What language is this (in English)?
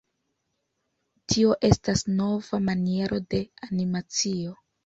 Esperanto